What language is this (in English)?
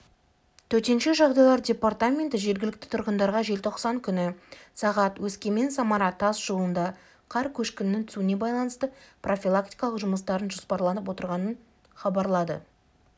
Kazakh